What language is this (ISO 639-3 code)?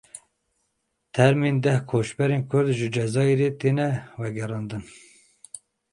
kur